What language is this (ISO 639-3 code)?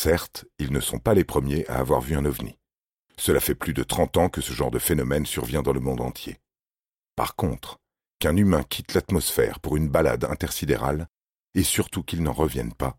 fra